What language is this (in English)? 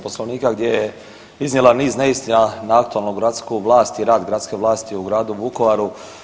Croatian